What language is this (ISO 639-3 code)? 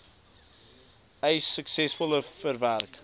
afr